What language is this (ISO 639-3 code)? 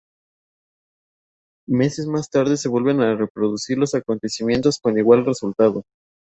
spa